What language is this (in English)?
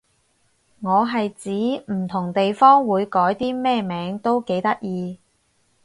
Cantonese